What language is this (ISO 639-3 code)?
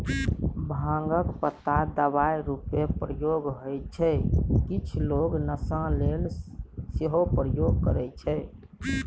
mai